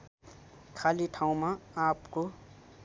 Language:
Nepali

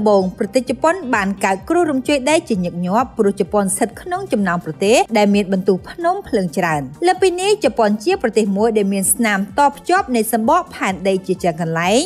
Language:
Thai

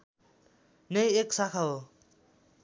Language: Nepali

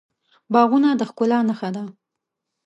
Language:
Pashto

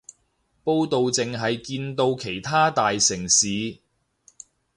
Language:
Cantonese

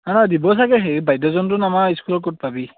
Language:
Assamese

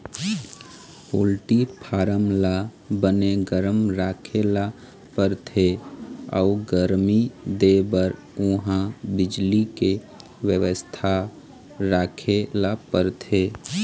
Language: Chhattisgarhi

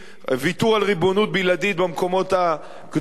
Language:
Hebrew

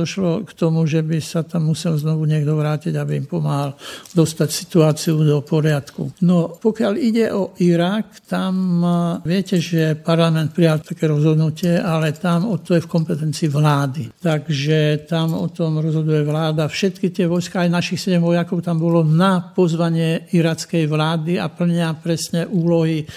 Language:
Slovak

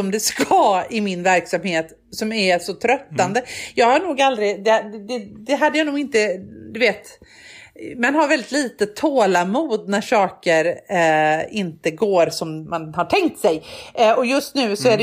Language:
Swedish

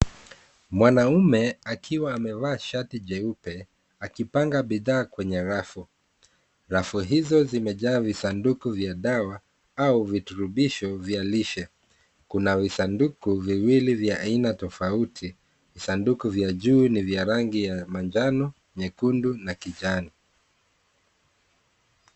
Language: Swahili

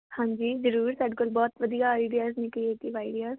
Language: Punjabi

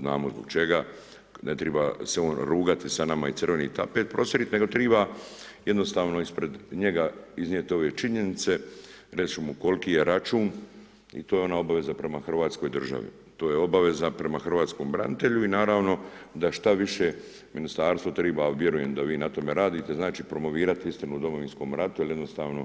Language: Croatian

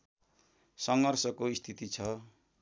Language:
Nepali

